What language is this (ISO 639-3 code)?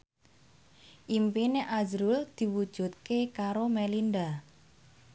jav